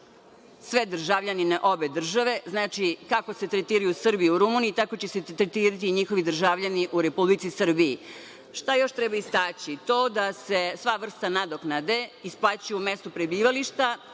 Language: Serbian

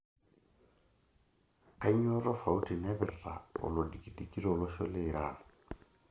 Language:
Masai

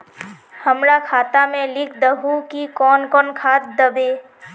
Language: Magahi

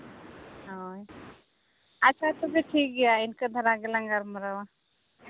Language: Santali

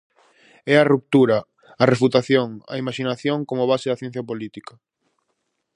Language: Galician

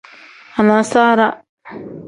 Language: Tem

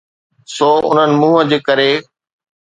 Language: Sindhi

